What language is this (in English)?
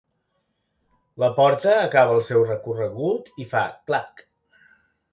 Catalan